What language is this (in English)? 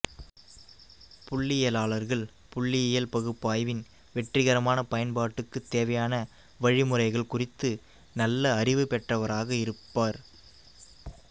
Tamil